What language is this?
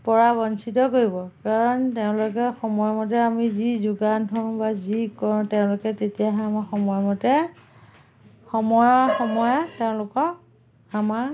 Assamese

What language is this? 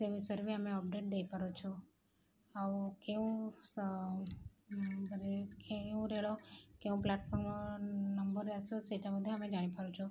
Odia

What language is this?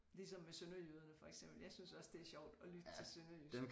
Danish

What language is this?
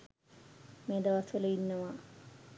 Sinhala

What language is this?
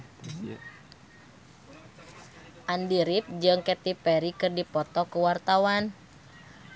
Sundanese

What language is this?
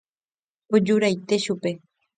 Guarani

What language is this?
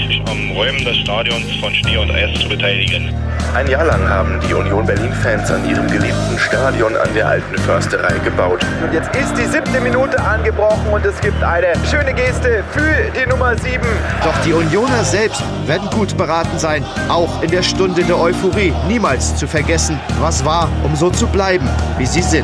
German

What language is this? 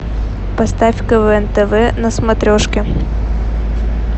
Russian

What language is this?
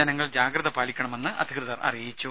Malayalam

